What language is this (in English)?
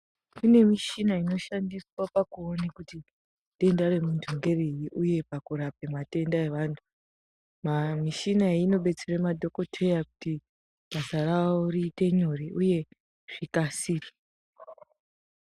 Ndau